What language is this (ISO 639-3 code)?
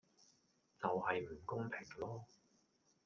yue